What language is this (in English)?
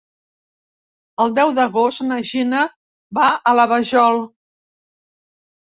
Catalan